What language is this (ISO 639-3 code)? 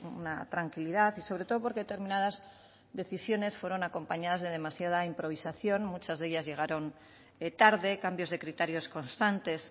spa